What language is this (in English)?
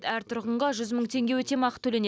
Kazakh